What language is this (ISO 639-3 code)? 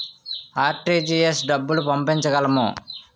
tel